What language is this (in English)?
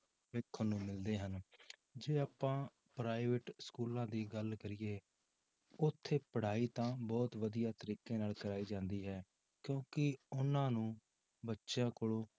Punjabi